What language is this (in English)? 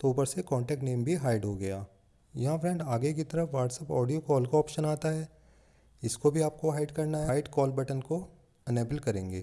Hindi